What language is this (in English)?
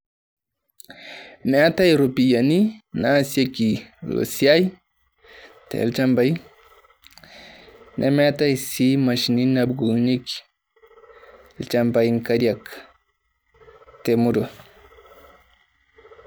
Masai